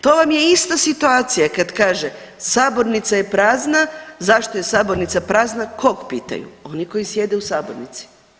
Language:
Croatian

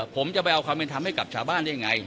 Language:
Thai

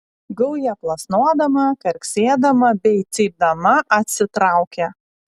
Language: Lithuanian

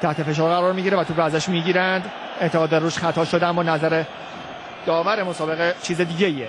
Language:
Persian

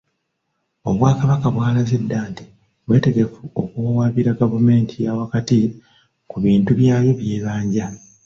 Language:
Ganda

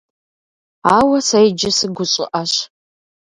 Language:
Kabardian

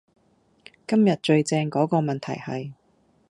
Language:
Cantonese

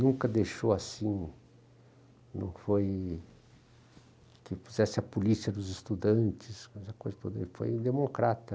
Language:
Portuguese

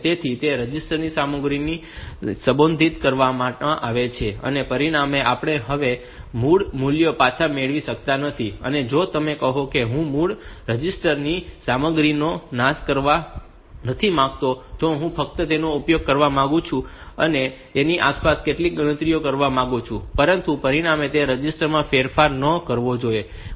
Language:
Gujarati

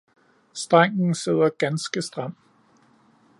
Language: Danish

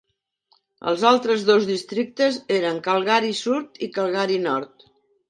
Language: Catalan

